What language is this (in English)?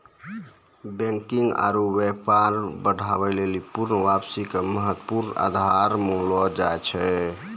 Maithili